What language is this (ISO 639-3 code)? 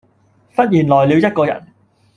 yue